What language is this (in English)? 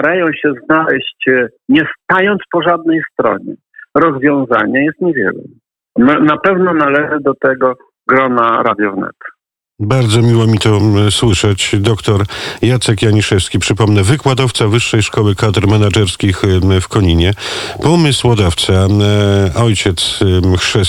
Polish